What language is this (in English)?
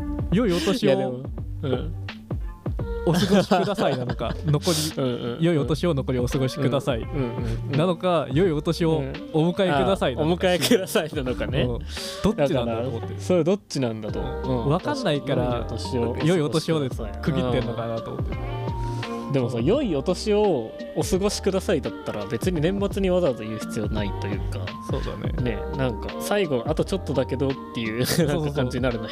Japanese